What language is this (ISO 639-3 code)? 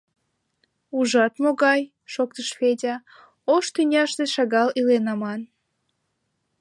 chm